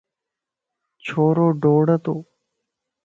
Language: Lasi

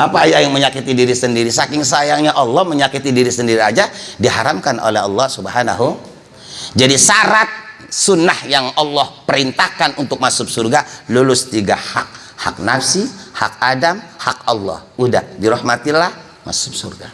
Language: Indonesian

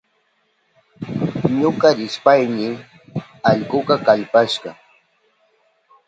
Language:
Southern Pastaza Quechua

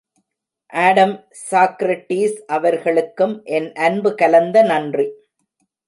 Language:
Tamil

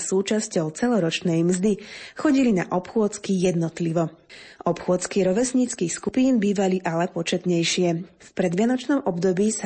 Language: Slovak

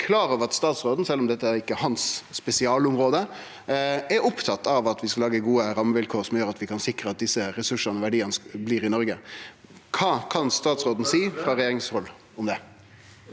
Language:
Norwegian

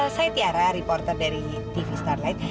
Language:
Indonesian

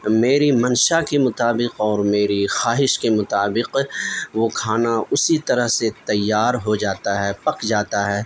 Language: Urdu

